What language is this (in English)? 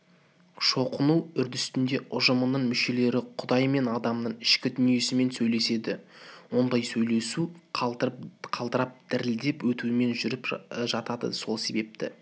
Kazakh